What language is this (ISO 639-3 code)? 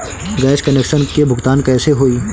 bho